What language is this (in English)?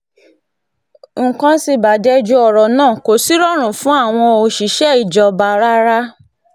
Yoruba